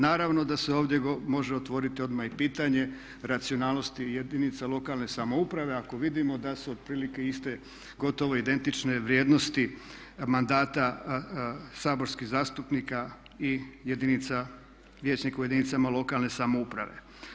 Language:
Croatian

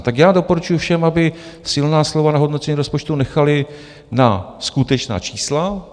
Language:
Czech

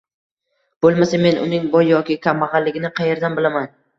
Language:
Uzbek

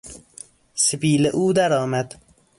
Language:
Persian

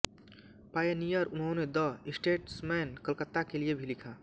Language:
Hindi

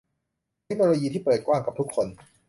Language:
Thai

